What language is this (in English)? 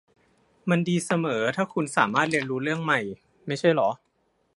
Thai